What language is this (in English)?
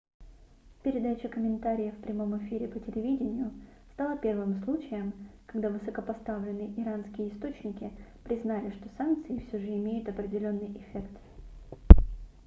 Russian